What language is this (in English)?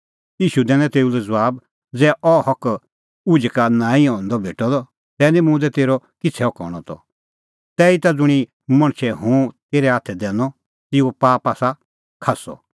Kullu Pahari